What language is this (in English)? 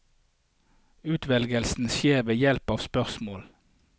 Norwegian